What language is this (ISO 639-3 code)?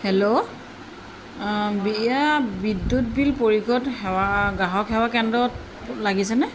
asm